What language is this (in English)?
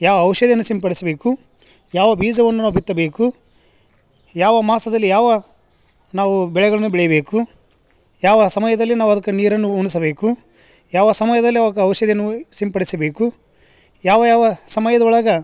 Kannada